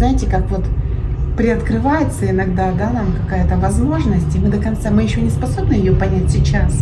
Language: Russian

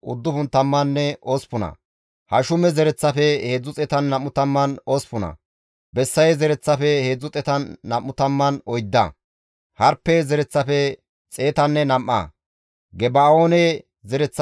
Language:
Gamo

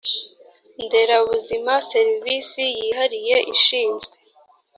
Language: Kinyarwanda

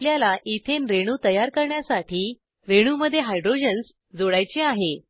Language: Marathi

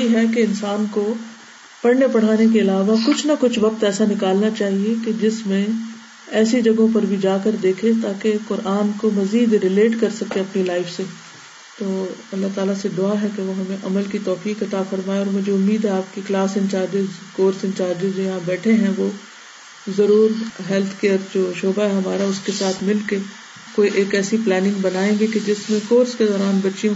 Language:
Urdu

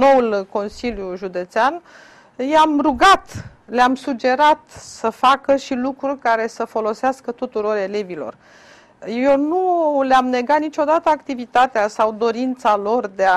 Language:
Romanian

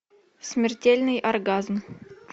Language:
Russian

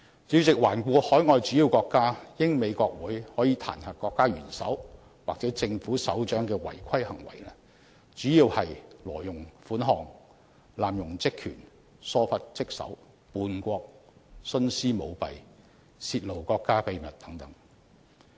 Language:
Cantonese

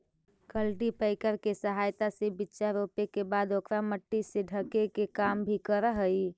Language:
Magahi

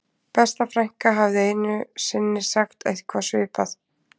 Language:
Icelandic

